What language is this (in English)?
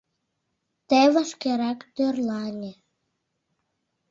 Mari